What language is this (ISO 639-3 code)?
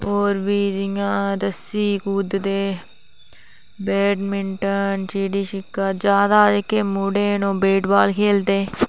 doi